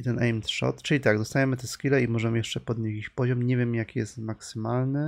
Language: Polish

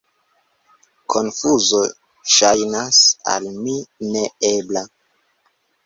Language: Esperanto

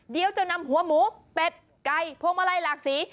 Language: Thai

